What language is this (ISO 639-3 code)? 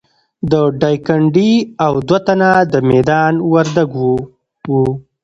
pus